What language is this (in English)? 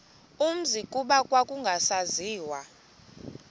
Xhosa